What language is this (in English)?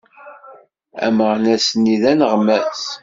Kabyle